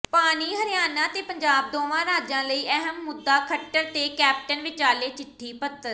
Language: Punjabi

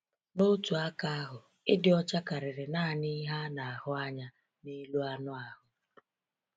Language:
Igbo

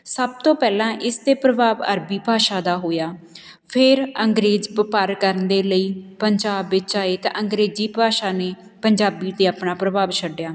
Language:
Punjabi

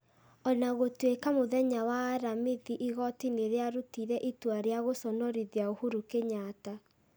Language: Kikuyu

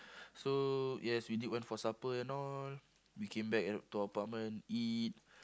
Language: English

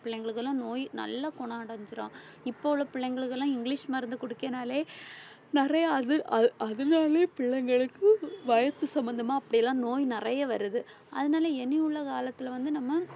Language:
Tamil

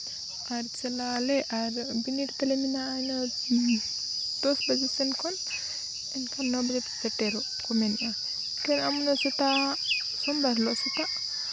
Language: Santali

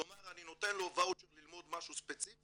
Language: Hebrew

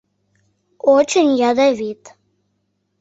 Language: Mari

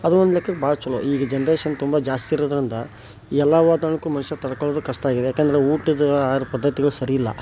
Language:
Kannada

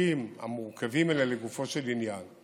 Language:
Hebrew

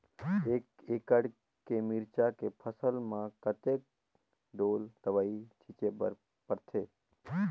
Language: Chhattisgarhi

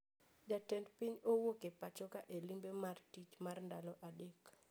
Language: Luo (Kenya and Tanzania)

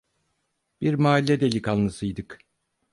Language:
Turkish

